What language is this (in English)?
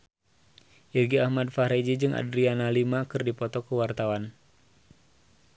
Sundanese